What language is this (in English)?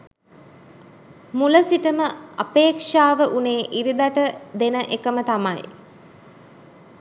Sinhala